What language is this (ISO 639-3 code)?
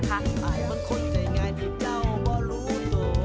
tha